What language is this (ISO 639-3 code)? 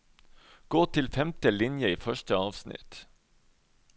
nor